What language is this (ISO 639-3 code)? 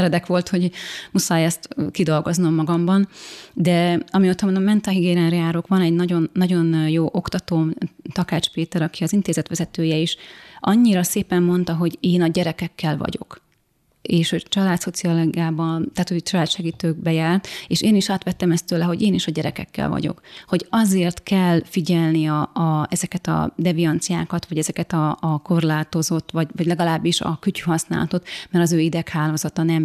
hun